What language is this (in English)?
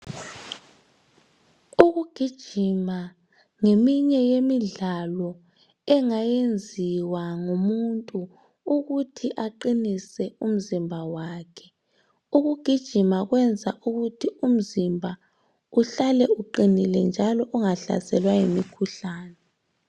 North Ndebele